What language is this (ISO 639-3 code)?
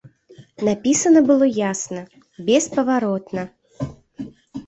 bel